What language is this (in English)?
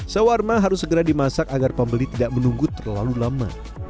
Indonesian